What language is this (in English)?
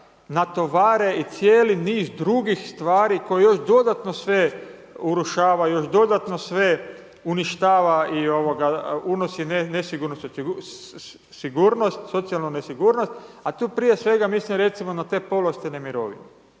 Croatian